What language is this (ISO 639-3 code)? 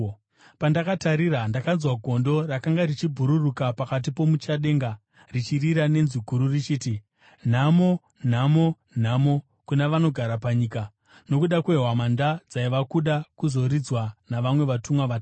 sna